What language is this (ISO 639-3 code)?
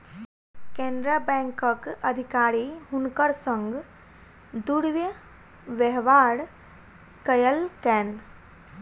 mai